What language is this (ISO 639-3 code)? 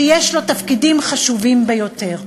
heb